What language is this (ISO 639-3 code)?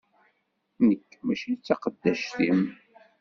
kab